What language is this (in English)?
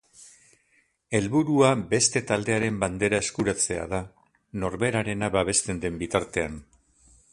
Basque